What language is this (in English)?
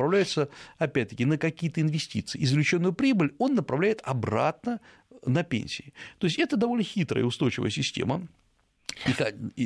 Russian